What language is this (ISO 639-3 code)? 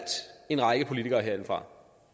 dan